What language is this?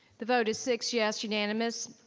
English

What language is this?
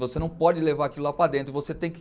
Portuguese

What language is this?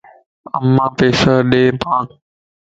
Lasi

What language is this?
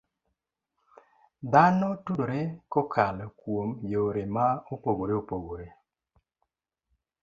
Luo (Kenya and Tanzania)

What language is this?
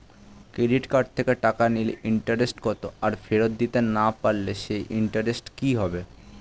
Bangla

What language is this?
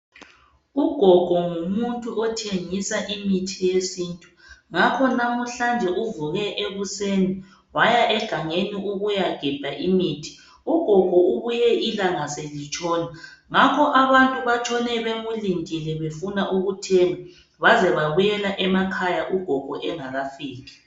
North Ndebele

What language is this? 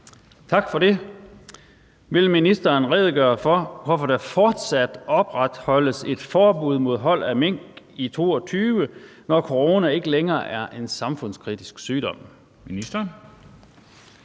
Danish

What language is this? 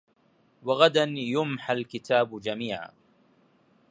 Arabic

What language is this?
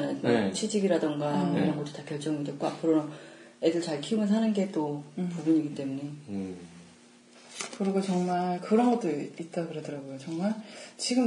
Korean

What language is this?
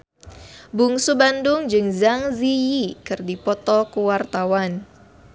Sundanese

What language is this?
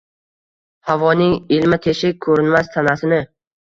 Uzbek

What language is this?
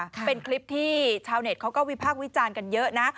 Thai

